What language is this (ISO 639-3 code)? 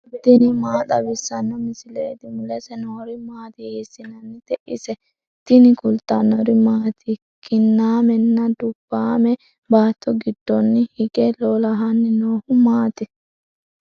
sid